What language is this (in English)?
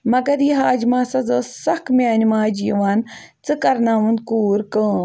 Kashmiri